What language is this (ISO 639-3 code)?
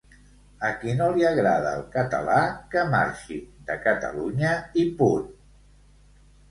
cat